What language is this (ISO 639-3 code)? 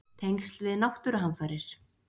isl